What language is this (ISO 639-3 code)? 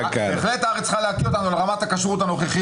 heb